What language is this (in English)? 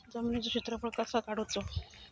Marathi